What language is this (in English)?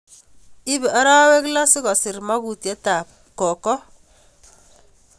Kalenjin